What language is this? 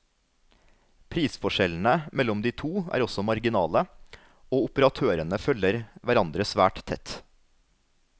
Norwegian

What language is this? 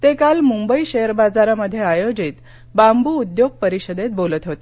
Marathi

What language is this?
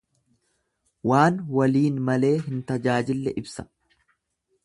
Oromo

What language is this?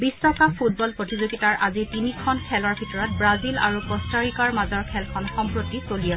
Assamese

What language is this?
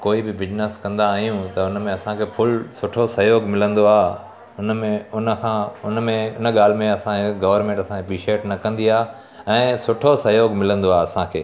Sindhi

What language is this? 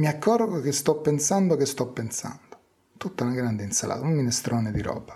Italian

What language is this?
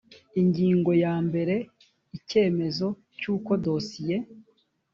Kinyarwanda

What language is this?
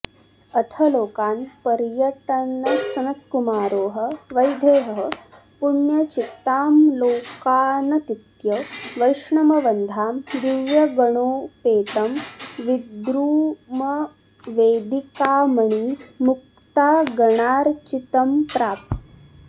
Sanskrit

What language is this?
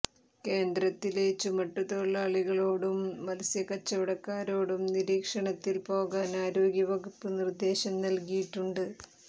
Malayalam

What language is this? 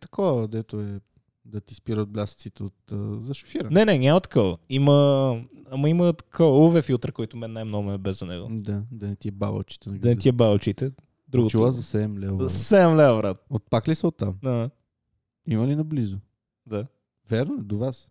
Bulgarian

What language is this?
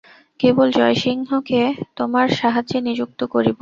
Bangla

